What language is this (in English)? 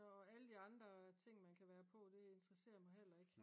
Danish